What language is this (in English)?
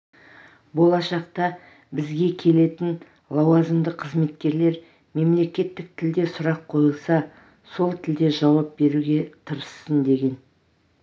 Kazakh